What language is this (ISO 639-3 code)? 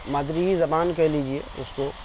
urd